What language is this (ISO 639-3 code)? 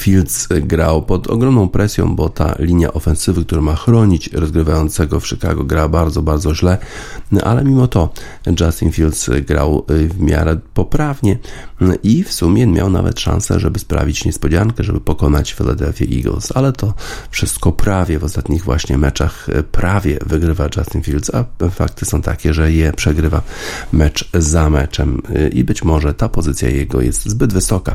pol